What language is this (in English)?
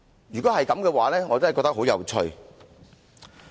Cantonese